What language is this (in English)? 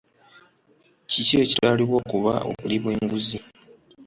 Ganda